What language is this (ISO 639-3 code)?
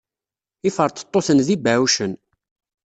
kab